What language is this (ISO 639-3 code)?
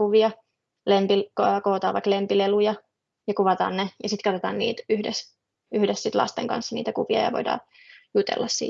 fin